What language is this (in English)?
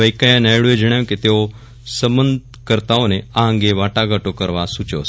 Gujarati